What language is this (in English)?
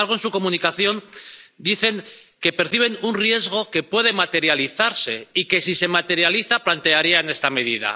Spanish